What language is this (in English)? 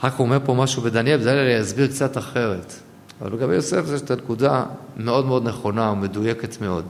Hebrew